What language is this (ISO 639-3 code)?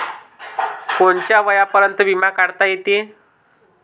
mar